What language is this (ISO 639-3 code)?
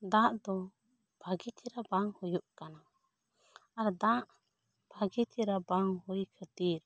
sat